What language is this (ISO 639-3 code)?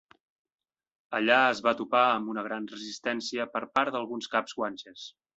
cat